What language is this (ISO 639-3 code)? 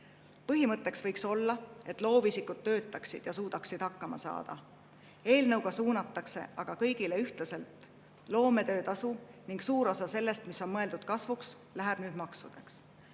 est